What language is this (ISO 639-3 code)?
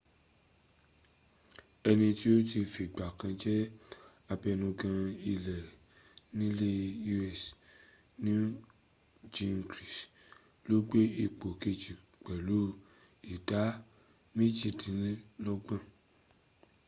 yor